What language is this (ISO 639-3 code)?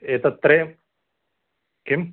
san